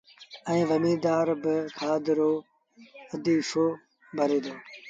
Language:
Sindhi Bhil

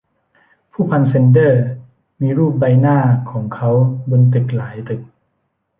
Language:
Thai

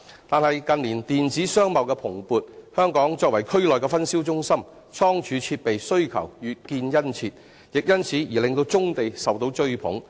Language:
Cantonese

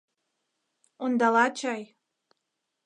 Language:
Mari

